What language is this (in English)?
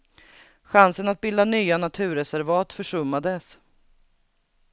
Swedish